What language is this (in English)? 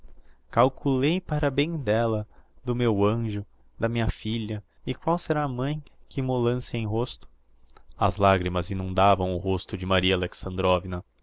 Portuguese